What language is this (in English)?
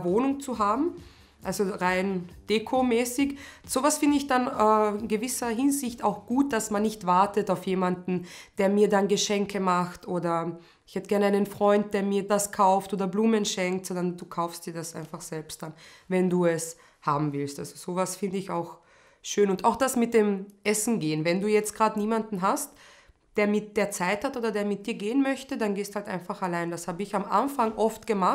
German